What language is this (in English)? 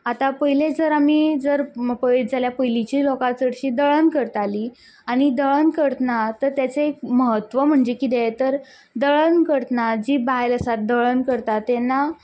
Konkani